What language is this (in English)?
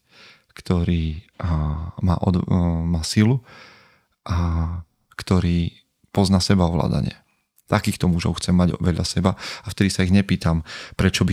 Slovak